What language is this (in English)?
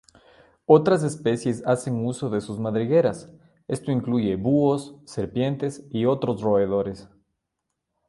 Spanish